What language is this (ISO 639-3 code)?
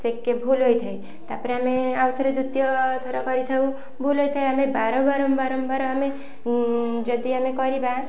ori